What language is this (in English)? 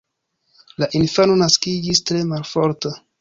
Esperanto